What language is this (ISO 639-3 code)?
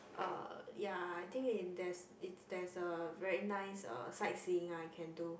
eng